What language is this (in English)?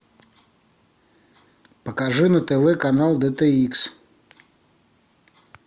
Russian